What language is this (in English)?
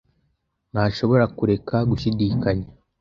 Kinyarwanda